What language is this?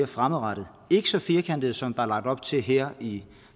Danish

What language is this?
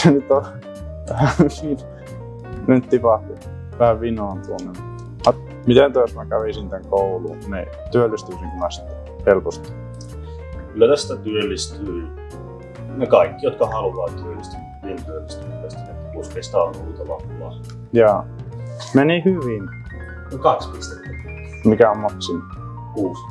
Finnish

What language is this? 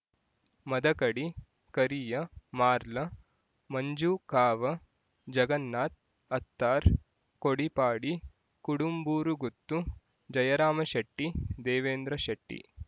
Kannada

